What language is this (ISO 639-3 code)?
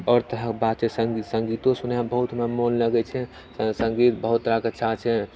mai